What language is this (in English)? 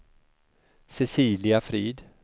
Swedish